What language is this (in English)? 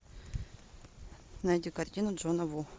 Russian